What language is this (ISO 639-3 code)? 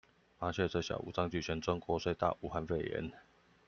zho